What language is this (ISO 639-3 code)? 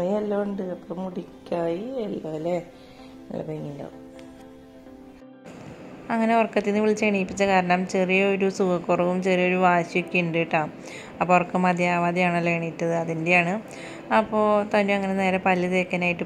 ron